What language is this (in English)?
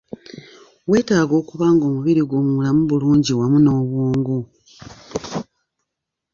Ganda